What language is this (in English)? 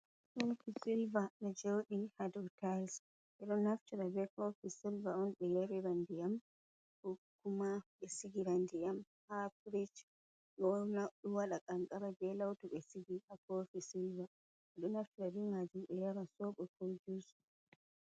Fula